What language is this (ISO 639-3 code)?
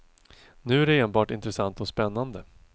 swe